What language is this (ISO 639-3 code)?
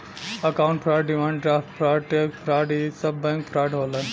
bho